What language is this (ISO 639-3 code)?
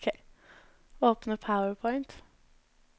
nor